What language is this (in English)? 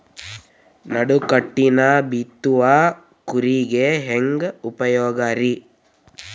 Kannada